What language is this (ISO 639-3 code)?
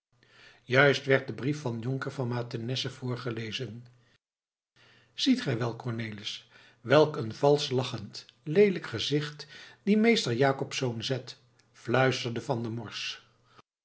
nld